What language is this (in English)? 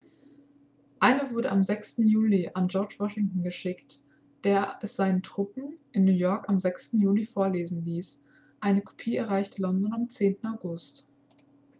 German